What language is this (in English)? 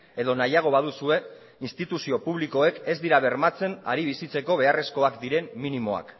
Basque